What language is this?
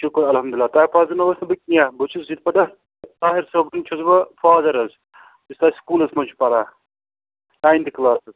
Kashmiri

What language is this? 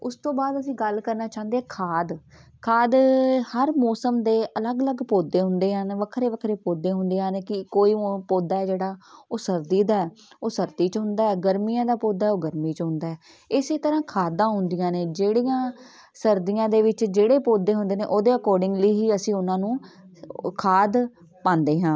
Punjabi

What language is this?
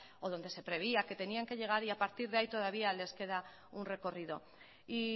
Spanish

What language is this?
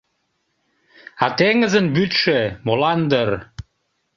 Mari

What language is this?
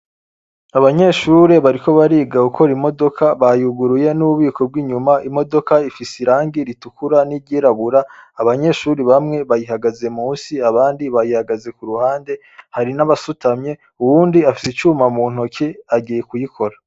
Rundi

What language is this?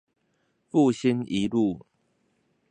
Chinese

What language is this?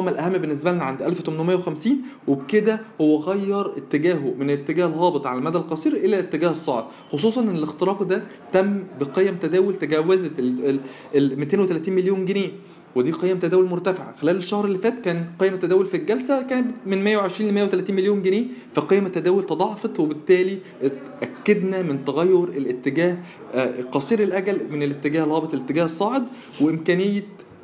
Arabic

